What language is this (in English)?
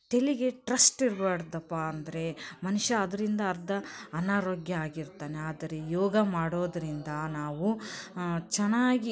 Kannada